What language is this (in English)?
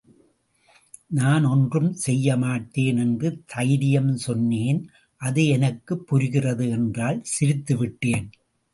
Tamil